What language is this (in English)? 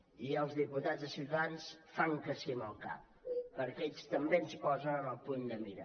Catalan